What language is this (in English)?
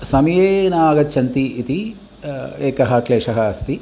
Sanskrit